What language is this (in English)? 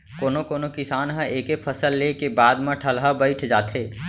Chhattisgarhi